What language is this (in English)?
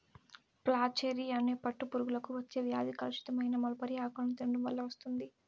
Telugu